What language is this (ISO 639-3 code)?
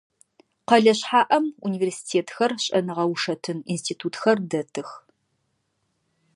ady